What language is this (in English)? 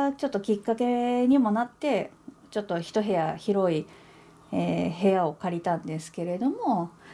Japanese